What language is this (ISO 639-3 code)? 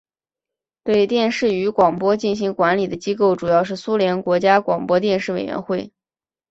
zho